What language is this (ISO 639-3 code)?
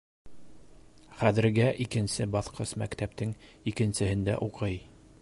bak